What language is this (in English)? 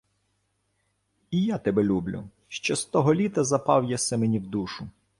Ukrainian